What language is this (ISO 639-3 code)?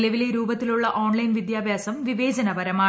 mal